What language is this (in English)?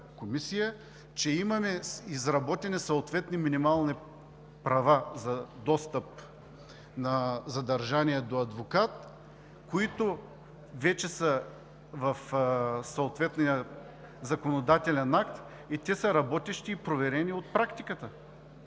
Bulgarian